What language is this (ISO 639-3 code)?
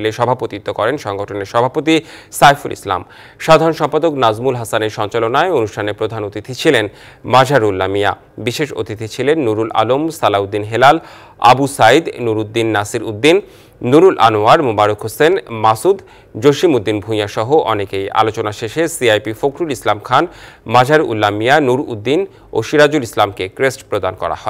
ron